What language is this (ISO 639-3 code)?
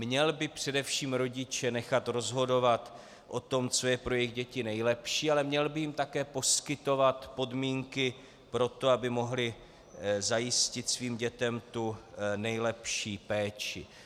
ces